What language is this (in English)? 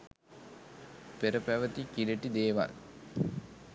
Sinhala